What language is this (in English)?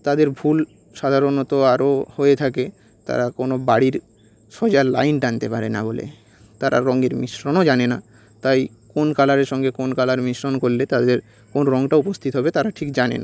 Bangla